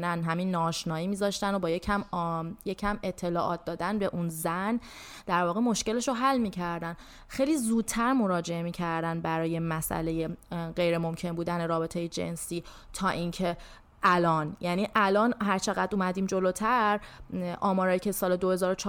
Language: Persian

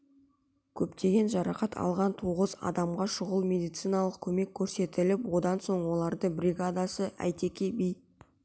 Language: Kazakh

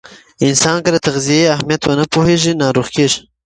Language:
Pashto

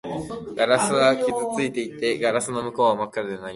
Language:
Japanese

